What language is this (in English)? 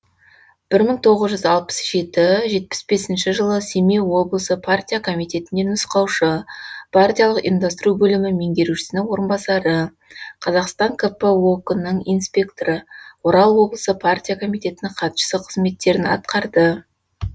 Kazakh